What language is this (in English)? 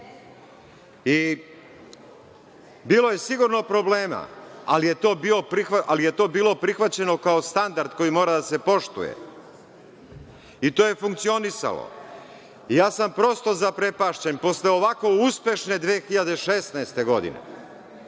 Serbian